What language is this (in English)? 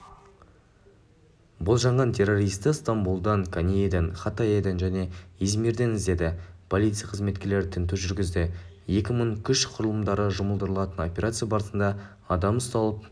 Kazakh